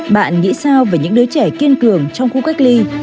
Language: Vietnamese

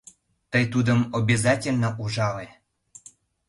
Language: Mari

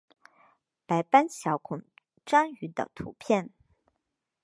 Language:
Chinese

